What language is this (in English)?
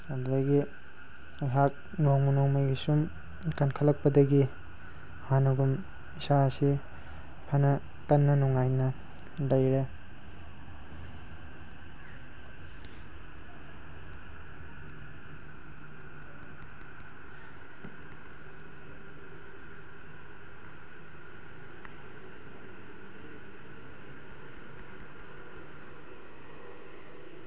Manipuri